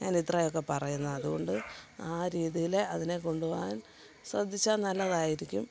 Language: Malayalam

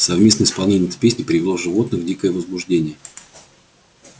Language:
Russian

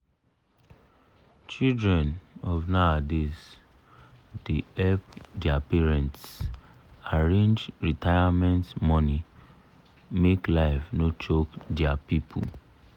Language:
Nigerian Pidgin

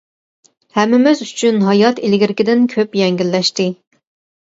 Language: Uyghur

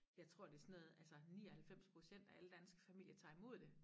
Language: Danish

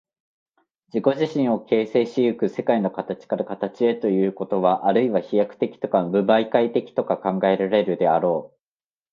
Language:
Japanese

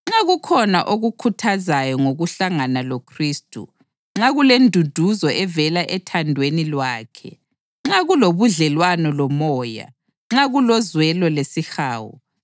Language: North Ndebele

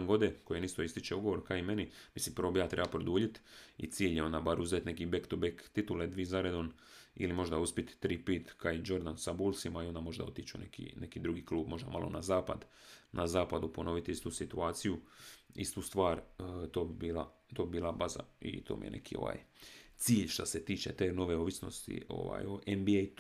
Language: Croatian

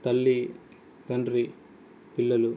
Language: Telugu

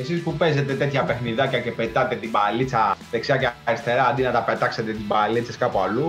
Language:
Greek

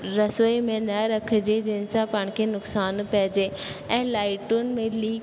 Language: Sindhi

